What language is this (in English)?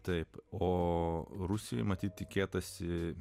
Lithuanian